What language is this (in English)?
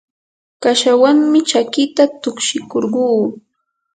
Yanahuanca Pasco Quechua